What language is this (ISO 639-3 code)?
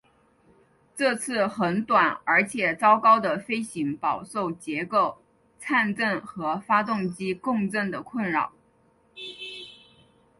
zho